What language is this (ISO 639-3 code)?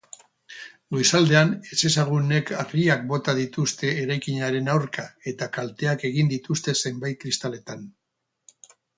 eus